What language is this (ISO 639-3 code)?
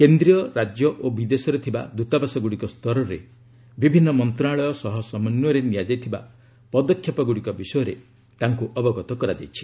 ori